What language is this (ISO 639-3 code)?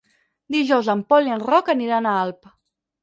cat